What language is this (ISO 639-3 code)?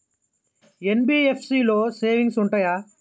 tel